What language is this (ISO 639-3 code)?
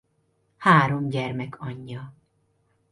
hun